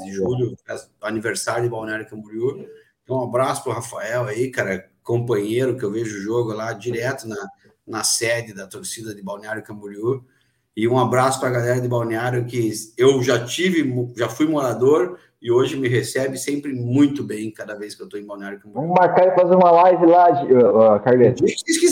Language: Portuguese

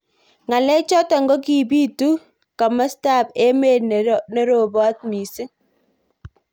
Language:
Kalenjin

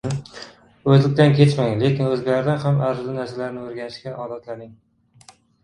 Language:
Uzbek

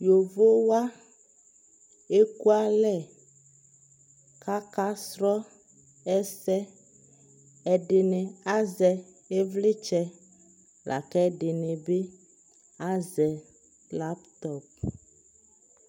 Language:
Ikposo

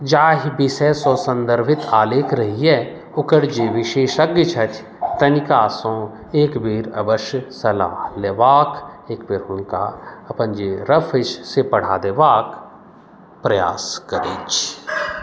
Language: Maithili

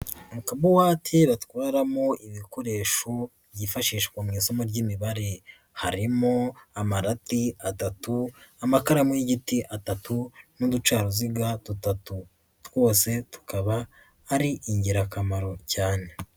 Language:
Kinyarwanda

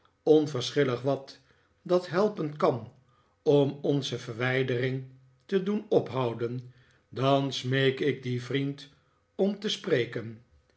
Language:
Dutch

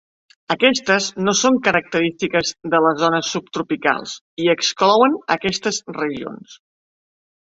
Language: Catalan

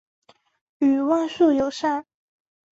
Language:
Chinese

